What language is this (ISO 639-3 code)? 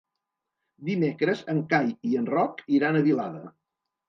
cat